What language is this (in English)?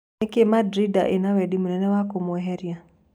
Kikuyu